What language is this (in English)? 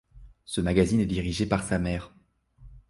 French